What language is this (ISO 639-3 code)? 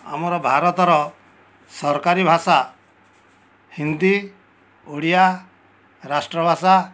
ori